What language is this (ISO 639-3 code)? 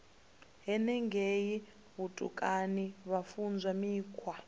ven